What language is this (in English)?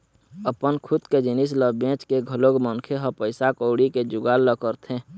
Chhattisgarhi